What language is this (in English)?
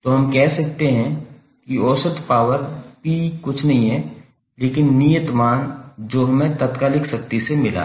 Hindi